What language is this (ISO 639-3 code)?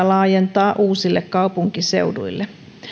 fin